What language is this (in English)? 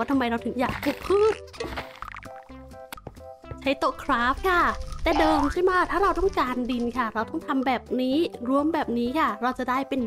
Thai